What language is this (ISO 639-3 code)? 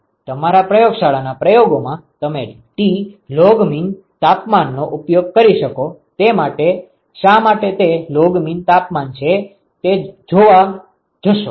guj